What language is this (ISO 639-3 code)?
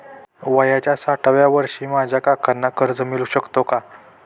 mar